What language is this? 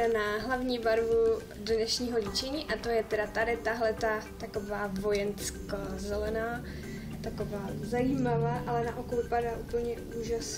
Czech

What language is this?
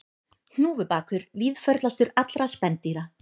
Icelandic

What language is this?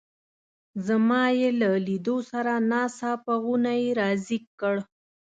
Pashto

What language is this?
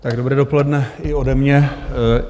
Czech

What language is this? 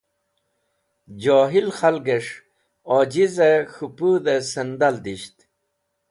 Wakhi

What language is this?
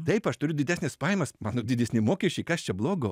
Lithuanian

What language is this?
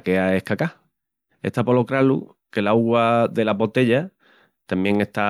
Extremaduran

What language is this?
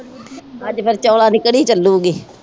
Punjabi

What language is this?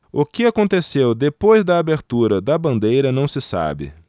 Portuguese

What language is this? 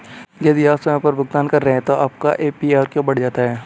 Hindi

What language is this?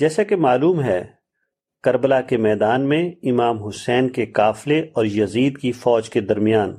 Urdu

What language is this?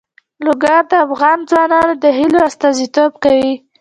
Pashto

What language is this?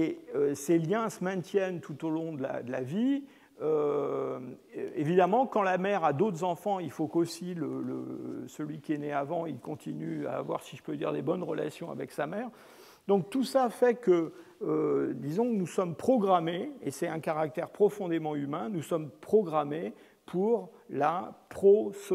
French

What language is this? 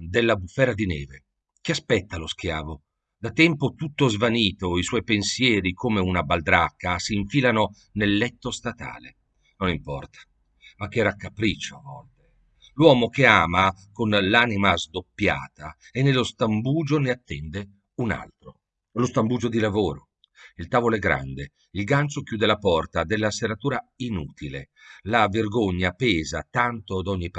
Italian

